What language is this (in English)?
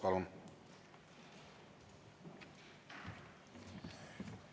Estonian